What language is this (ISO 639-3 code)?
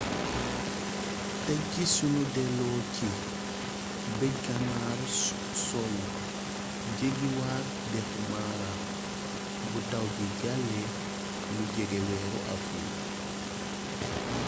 wol